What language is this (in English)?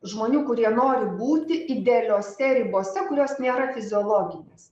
Lithuanian